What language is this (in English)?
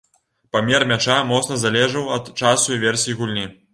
Belarusian